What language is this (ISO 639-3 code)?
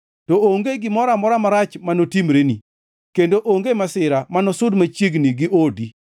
luo